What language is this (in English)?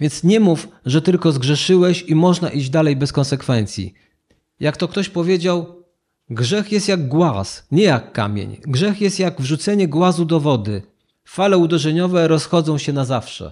Polish